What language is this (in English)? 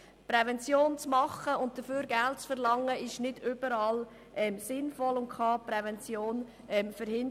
Swiss German